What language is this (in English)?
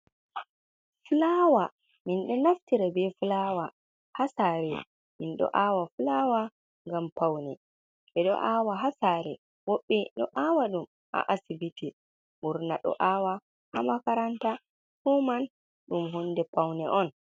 Fula